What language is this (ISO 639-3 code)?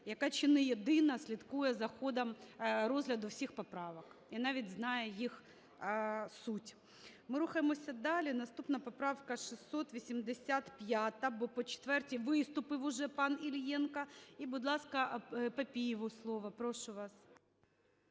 ukr